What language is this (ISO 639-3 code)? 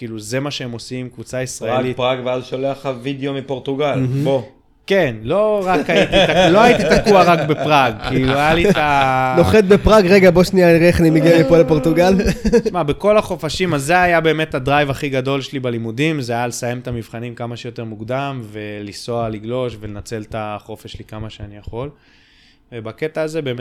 heb